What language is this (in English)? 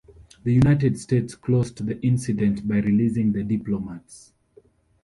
English